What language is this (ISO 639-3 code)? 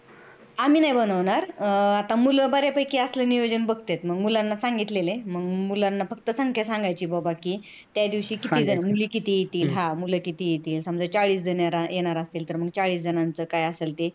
mar